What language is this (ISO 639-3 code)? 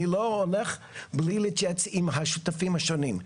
heb